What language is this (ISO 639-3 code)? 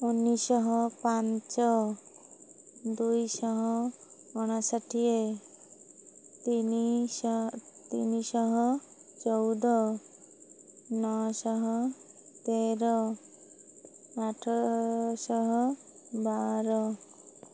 ori